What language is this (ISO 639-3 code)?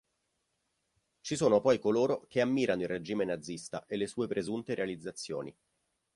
ita